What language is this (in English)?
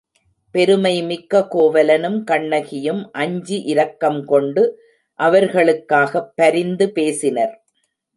Tamil